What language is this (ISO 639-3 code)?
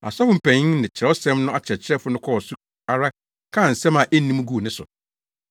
aka